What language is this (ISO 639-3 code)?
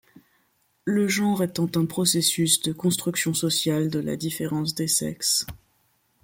fra